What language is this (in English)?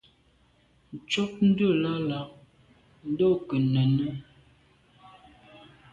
Medumba